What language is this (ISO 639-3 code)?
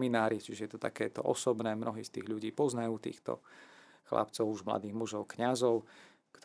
slk